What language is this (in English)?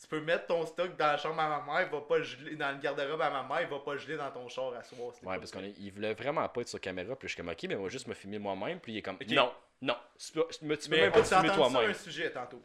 French